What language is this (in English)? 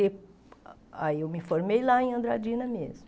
Portuguese